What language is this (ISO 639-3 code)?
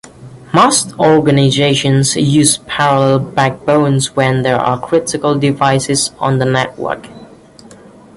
eng